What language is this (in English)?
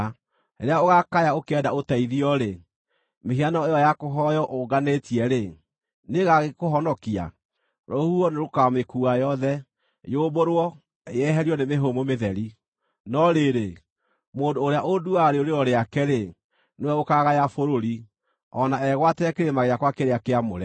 Kikuyu